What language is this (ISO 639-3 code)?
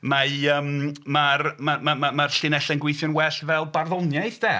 cym